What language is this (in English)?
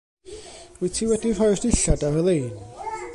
Welsh